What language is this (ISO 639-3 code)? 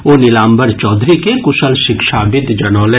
mai